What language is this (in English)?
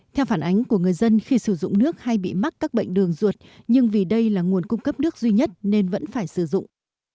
Vietnamese